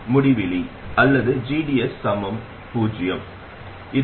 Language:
Tamil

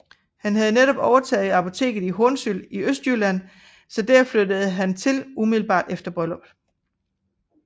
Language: Danish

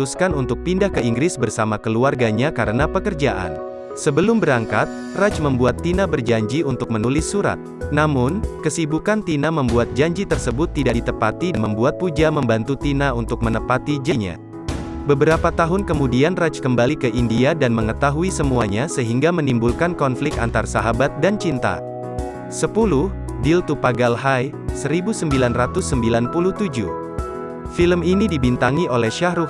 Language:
Indonesian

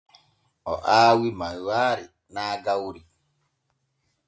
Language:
Borgu Fulfulde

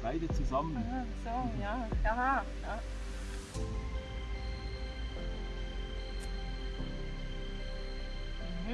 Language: German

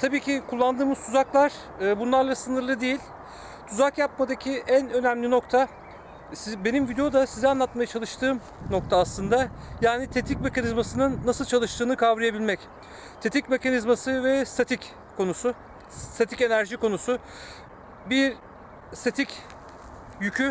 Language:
Turkish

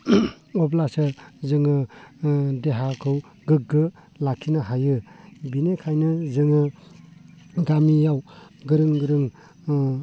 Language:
Bodo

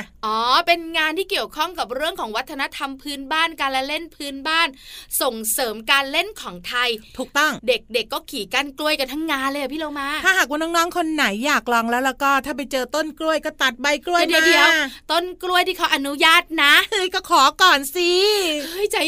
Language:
Thai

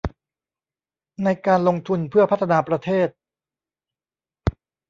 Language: Thai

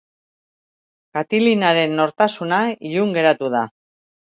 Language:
Basque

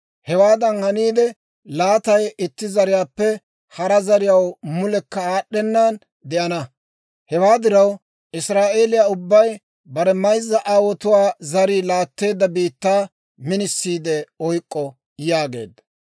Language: Dawro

